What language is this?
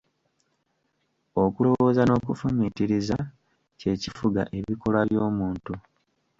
Ganda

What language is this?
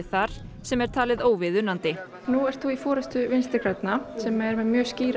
Icelandic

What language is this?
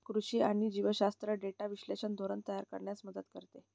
Marathi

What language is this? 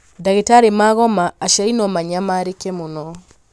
Kikuyu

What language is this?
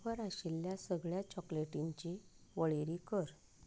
Konkani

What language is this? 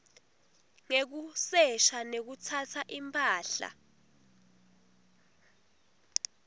Swati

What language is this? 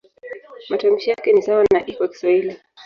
Swahili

